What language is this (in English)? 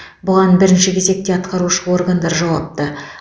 Kazakh